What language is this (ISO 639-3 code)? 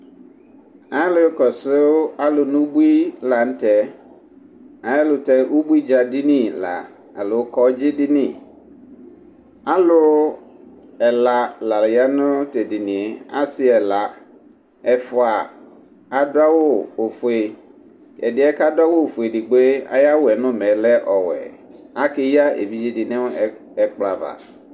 kpo